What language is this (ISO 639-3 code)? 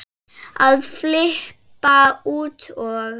isl